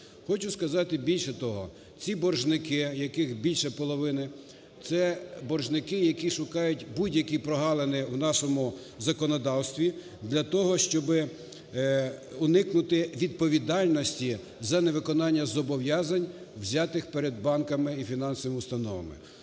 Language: Ukrainian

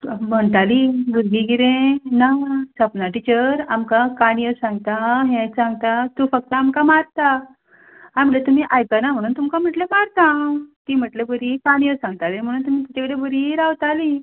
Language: Konkani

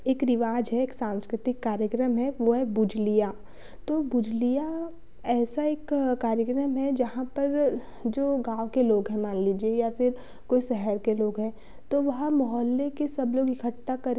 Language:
Hindi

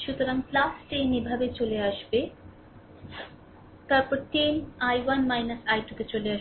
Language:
Bangla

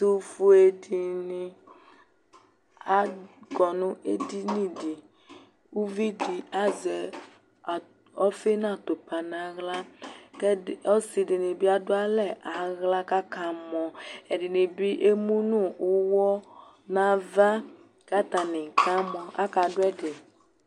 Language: Ikposo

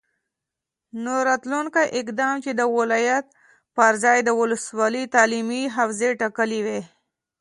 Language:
Pashto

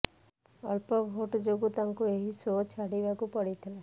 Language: Odia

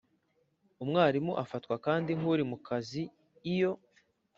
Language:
Kinyarwanda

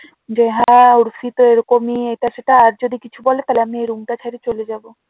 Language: Bangla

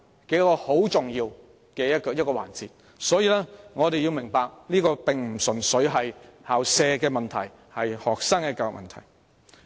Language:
Cantonese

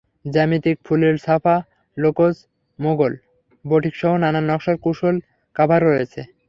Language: Bangla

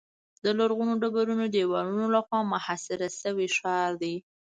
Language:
Pashto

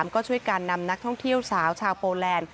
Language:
Thai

